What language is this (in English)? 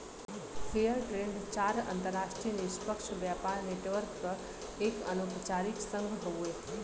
Bhojpuri